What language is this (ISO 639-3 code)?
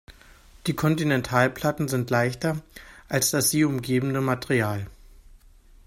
deu